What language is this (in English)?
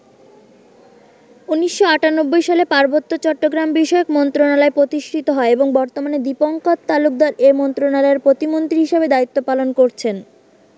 Bangla